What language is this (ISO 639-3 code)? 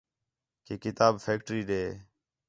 xhe